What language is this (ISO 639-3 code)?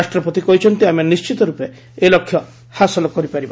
ori